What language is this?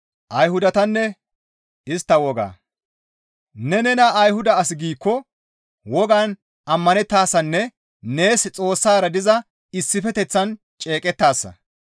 Gamo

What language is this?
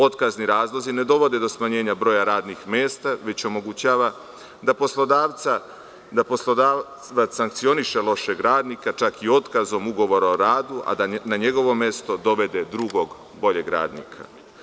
Serbian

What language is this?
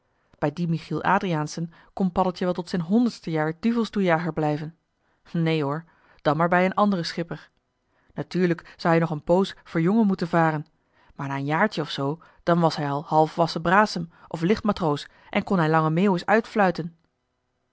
Dutch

